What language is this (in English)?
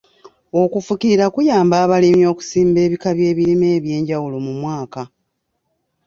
Ganda